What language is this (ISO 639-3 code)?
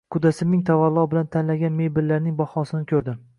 uzb